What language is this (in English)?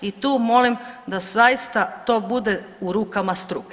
Croatian